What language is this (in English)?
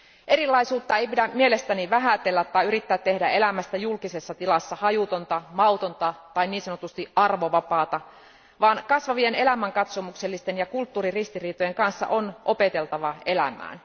Finnish